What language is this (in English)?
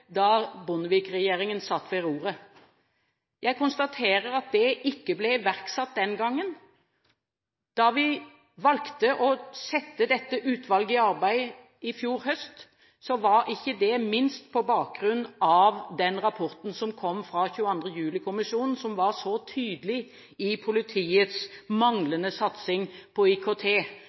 Norwegian Bokmål